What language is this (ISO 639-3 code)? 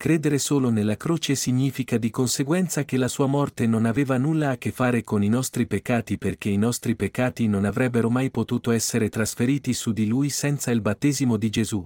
ita